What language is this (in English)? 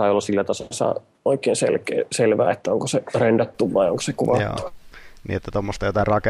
Finnish